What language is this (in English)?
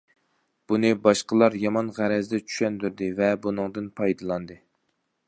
Uyghur